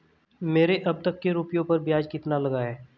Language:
Hindi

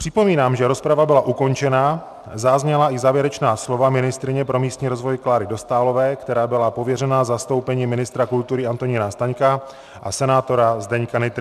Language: Czech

